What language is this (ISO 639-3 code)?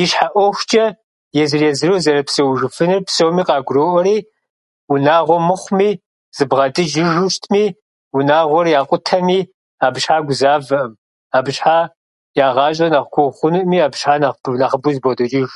kbd